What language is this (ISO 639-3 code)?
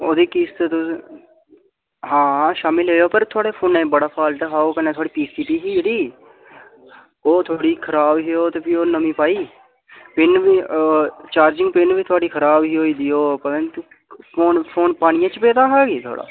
doi